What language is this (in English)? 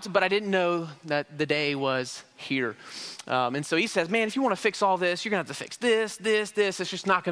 English